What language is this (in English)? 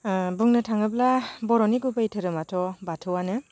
Bodo